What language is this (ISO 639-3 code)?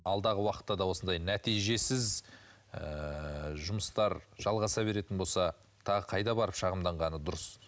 kaz